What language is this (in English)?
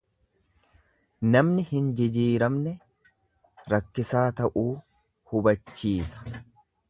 Oromo